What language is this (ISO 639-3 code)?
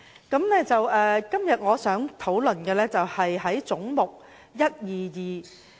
yue